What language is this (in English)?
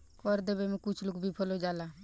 Bhojpuri